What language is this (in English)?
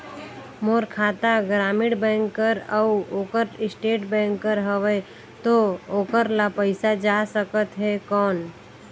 Chhattisgarhi